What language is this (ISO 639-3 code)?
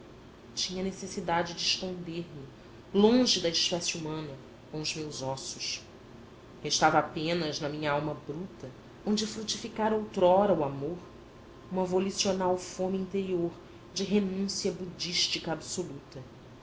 por